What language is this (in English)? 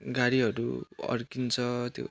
Nepali